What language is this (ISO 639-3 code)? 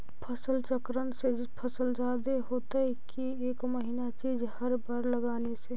mag